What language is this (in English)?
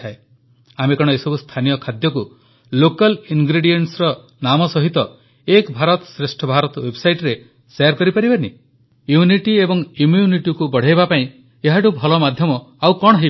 Odia